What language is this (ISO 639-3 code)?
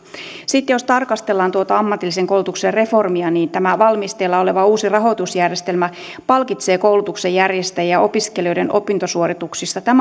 fin